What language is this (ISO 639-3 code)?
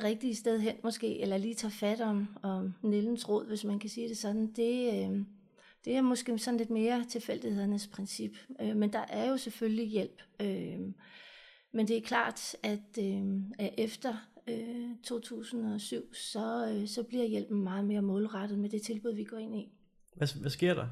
dan